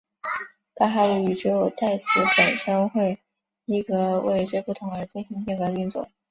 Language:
Chinese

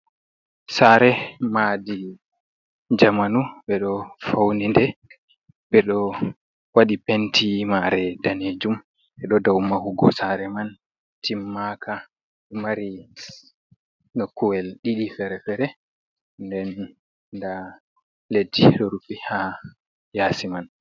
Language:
Fula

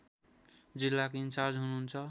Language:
Nepali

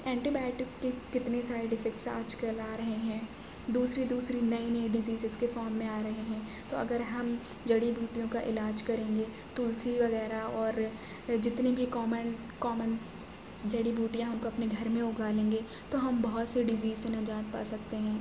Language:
Urdu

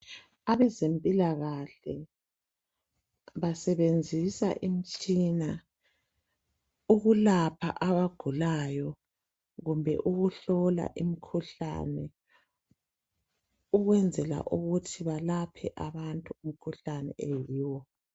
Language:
North Ndebele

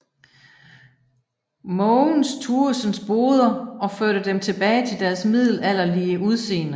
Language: Danish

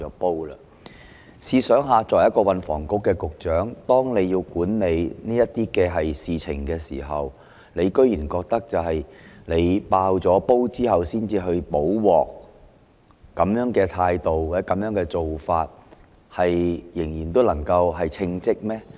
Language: Cantonese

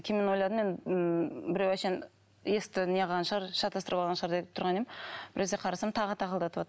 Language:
Kazakh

